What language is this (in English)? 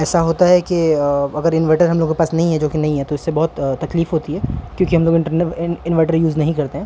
Urdu